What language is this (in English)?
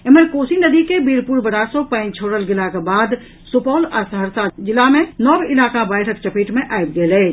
Maithili